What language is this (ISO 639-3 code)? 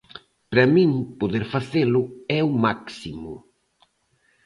glg